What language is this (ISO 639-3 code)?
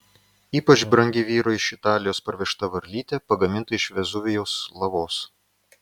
lit